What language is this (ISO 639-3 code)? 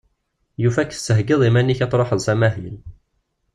kab